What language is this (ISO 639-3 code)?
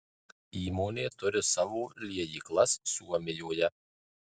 lit